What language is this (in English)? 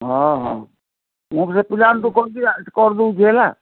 Odia